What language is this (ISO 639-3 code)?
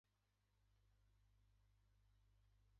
jpn